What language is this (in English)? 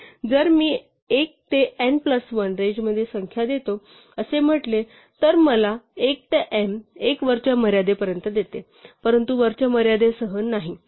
Marathi